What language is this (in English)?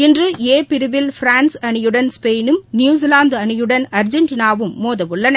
Tamil